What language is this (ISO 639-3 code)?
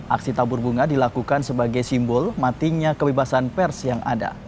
ind